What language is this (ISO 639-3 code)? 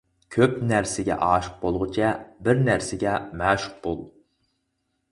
uig